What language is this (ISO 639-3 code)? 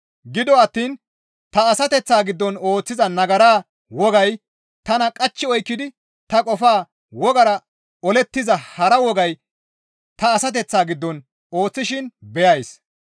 gmv